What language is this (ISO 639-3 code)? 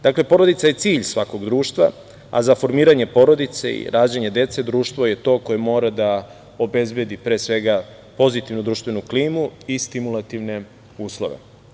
srp